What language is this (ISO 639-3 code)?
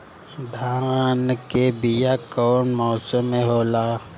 bho